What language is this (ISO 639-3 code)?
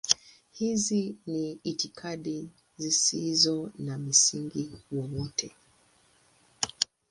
swa